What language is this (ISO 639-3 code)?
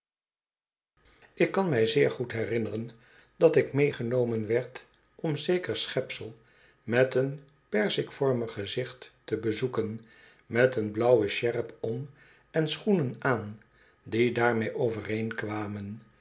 nld